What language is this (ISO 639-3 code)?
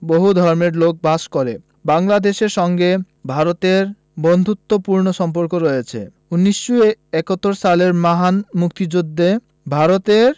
ben